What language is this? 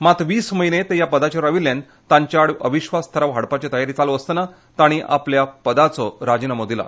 Konkani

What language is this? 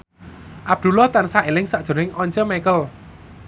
Javanese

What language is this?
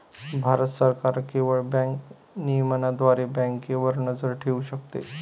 Marathi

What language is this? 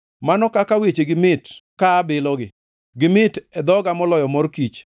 Luo (Kenya and Tanzania)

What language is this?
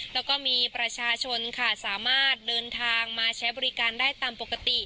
Thai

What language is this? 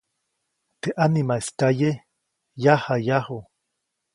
Copainalá Zoque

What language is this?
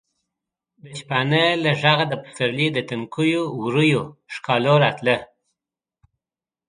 Pashto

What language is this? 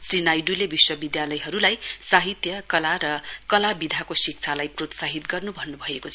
Nepali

